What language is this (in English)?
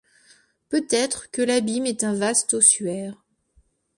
French